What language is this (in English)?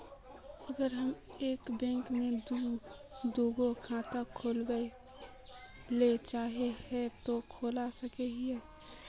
Magahi